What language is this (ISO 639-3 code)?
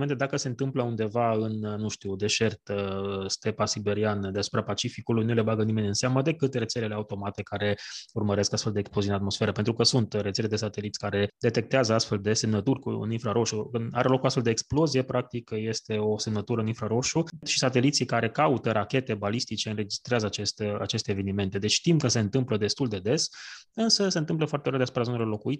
ron